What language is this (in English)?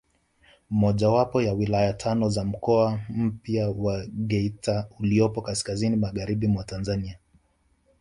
Swahili